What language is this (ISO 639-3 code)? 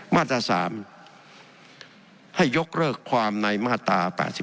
tha